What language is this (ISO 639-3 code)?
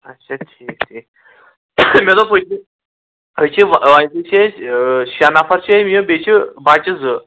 kas